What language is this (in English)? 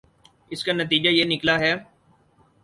Urdu